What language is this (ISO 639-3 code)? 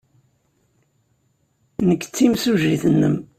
kab